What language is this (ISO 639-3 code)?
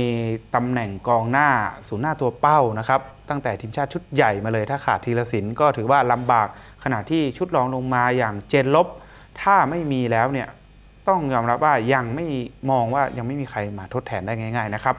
tha